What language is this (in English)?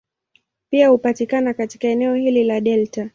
Swahili